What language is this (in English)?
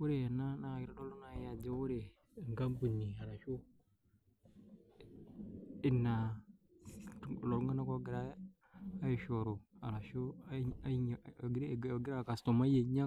Masai